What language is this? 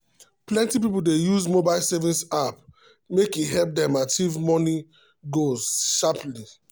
Nigerian Pidgin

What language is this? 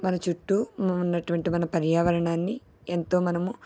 Telugu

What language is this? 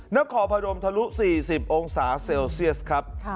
Thai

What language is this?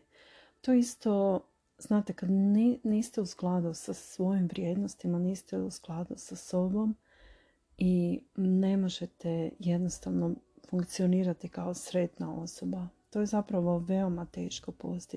Croatian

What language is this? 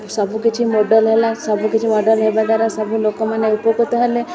Odia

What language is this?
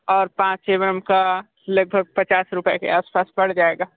Hindi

